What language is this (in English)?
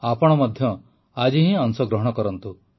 Odia